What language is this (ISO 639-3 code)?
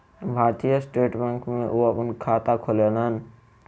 mai